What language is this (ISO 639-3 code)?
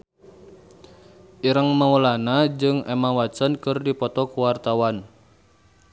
sun